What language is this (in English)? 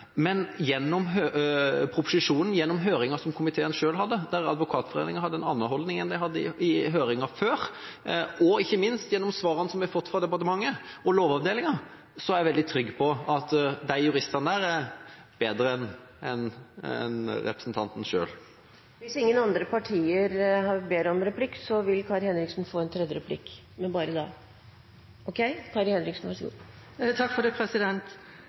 Norwegian Bokmål